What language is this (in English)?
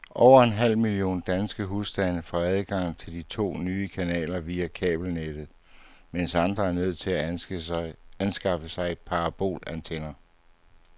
Danish